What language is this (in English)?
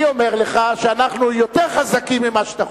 Hebrew